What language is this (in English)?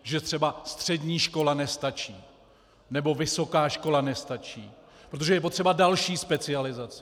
Czech